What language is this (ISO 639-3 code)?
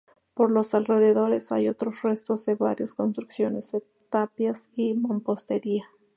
spa